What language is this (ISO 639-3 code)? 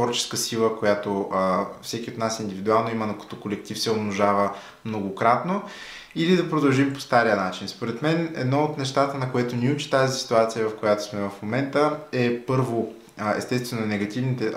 bul